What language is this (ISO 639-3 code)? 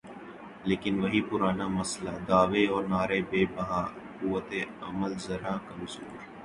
urd